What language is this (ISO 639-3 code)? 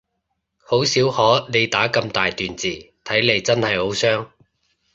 yue